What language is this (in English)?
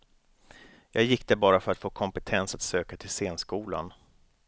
Swedish